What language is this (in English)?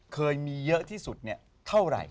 Thai